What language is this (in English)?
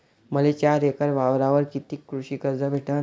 Marathi